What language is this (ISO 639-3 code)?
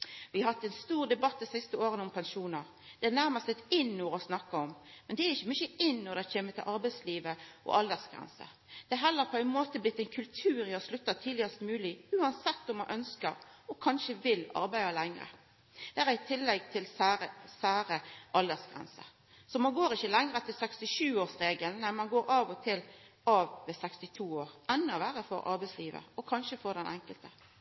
nno